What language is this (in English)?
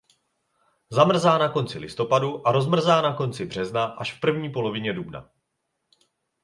Czech